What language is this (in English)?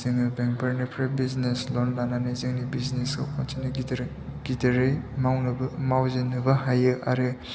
Bodo